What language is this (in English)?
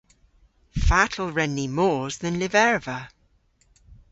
Cornish